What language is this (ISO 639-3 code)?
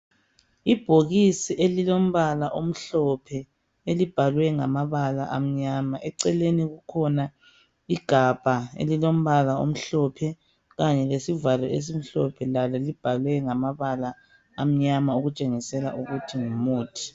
nde